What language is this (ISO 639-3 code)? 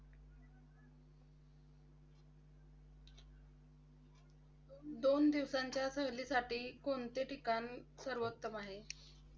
mar